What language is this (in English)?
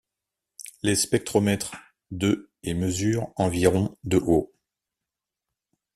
French